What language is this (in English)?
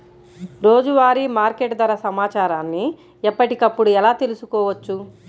Telugu